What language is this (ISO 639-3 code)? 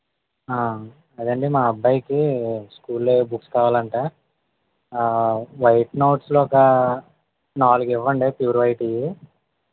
tel